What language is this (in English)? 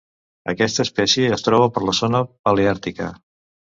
Catalan